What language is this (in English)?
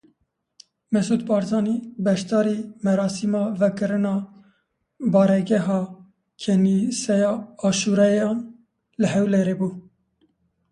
Kurdish